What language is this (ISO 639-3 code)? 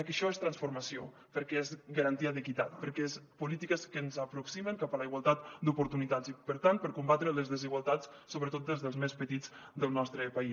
cat